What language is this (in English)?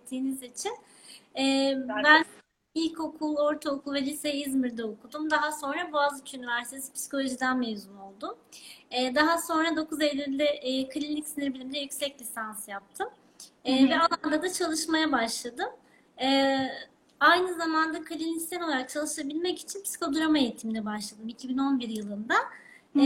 Turkish